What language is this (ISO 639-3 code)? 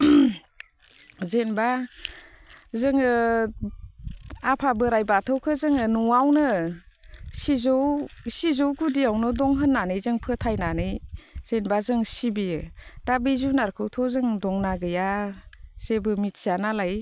brx